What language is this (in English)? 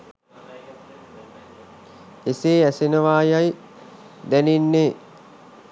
Sinhala